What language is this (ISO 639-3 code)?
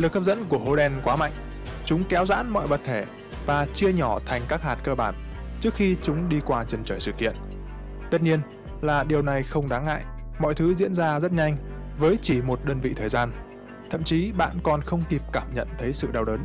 vie